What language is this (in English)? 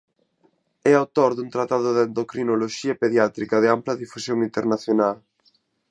Galician